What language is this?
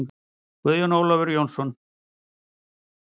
Icelandic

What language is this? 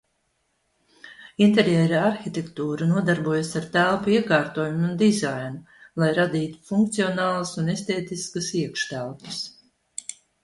Latvian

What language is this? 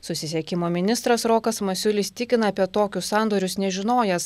Lithuanian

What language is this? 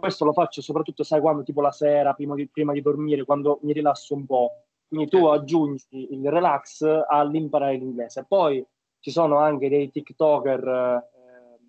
Italian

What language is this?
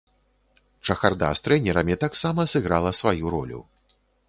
Belarusian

